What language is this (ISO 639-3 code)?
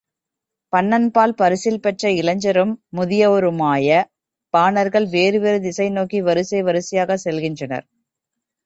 tam